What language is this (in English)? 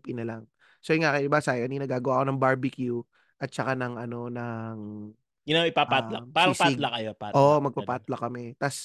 Filipino